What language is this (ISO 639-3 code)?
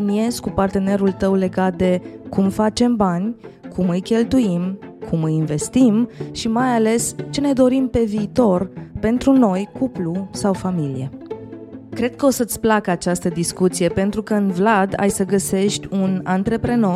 ron